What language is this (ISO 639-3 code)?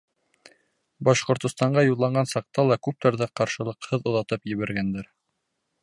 bak